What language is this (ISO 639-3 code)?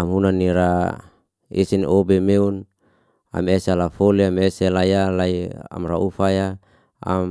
ste